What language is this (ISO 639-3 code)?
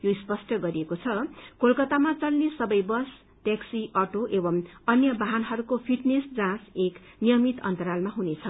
nep